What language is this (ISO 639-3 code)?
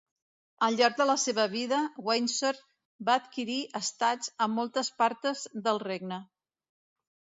cat